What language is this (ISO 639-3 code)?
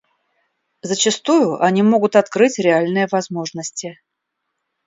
rus